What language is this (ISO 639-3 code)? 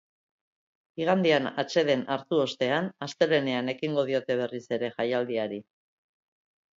eus